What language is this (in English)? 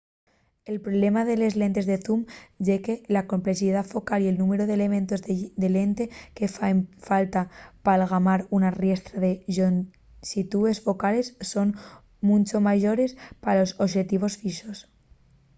Asturian